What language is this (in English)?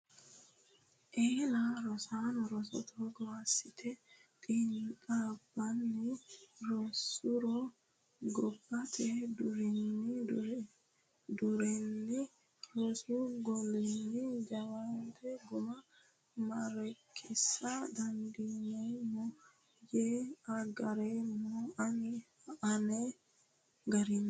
Sidamo